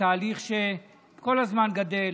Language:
Hebrew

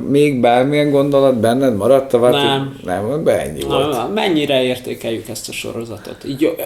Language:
Hungarian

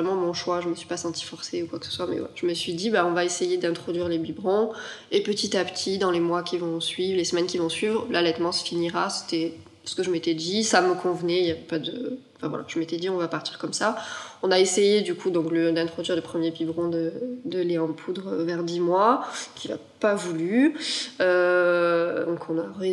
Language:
French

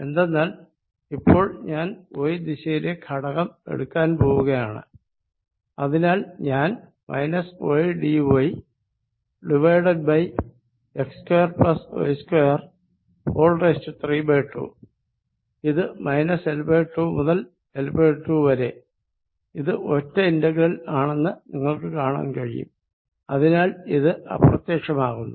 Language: Malayalam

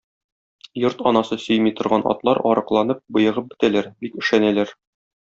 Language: Tatar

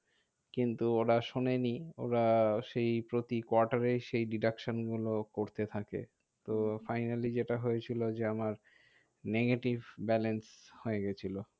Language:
Bangla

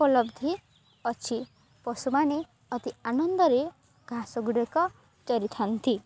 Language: Odia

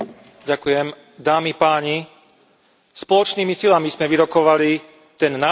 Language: Slovak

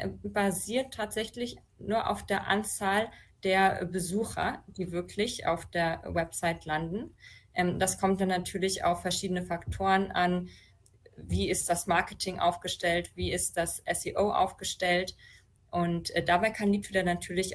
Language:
German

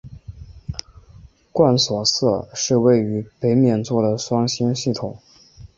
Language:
Chinese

